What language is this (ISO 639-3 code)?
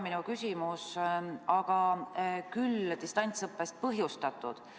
est